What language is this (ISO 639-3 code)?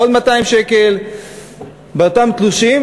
heb